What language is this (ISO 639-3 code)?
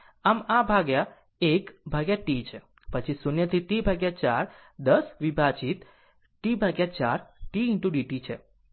guj